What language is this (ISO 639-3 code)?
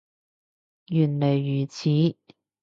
yue